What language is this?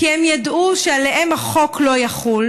Hebrew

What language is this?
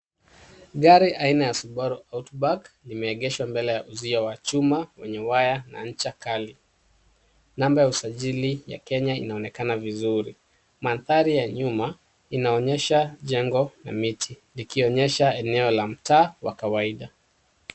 Swahili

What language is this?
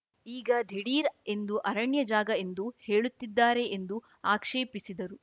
Kannada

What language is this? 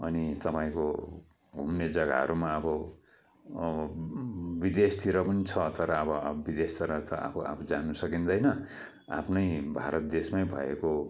Nepali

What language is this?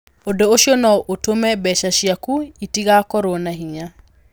Kikuyu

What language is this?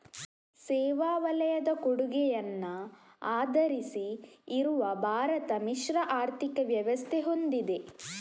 Kannada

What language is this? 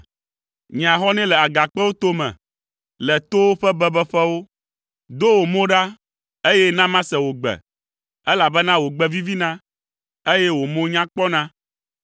Ewe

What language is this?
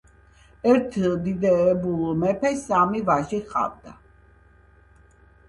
Georgian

